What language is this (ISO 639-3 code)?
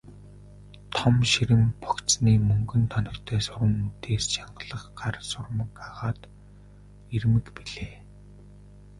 mon